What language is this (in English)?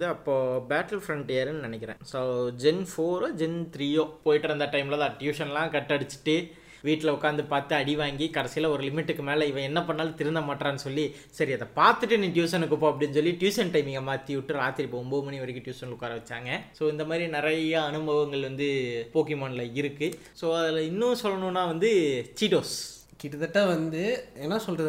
Tamil